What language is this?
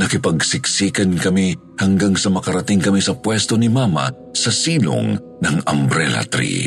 Filipino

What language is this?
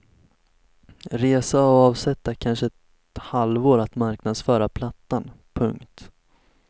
Swedish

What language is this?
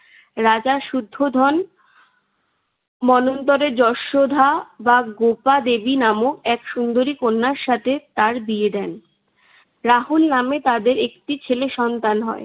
Bangla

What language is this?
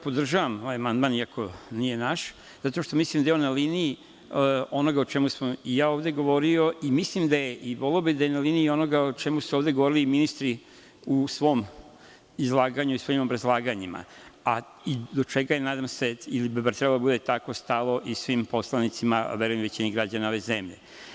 Serbian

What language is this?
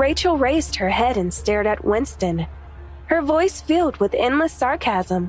English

